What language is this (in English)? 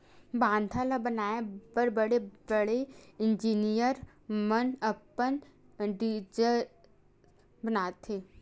Chhattisgarhi